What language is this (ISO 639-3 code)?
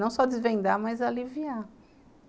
por